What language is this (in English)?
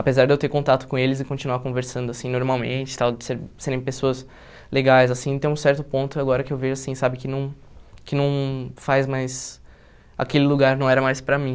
Portuguese